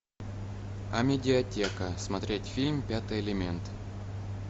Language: Russian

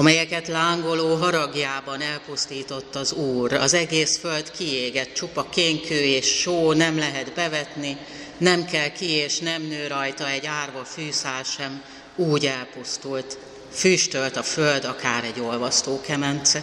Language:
Hungarian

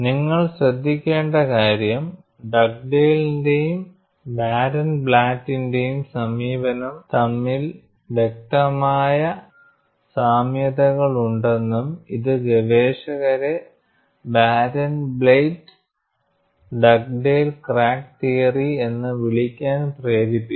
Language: Malayalam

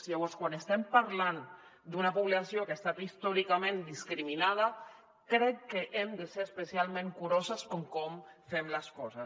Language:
Catalan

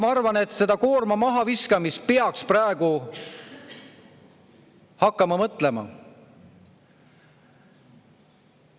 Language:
Estonian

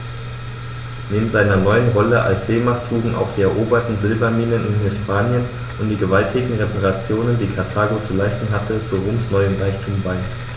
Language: German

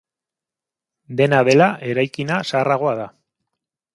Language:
Basque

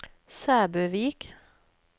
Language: Norwegian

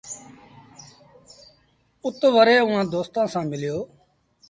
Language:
Sindhi Bhil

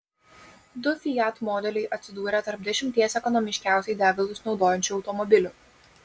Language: Lithuanian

